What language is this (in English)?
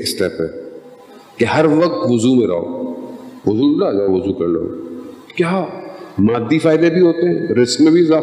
Urdu